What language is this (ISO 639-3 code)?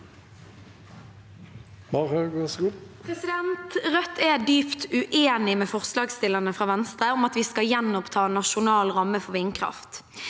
nor